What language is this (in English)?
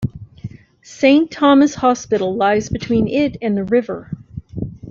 English